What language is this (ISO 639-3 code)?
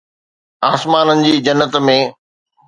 snd